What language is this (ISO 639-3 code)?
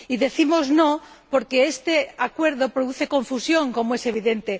spa